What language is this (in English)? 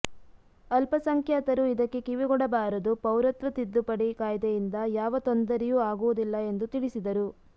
Kannada